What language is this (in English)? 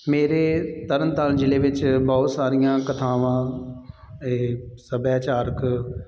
Punjabi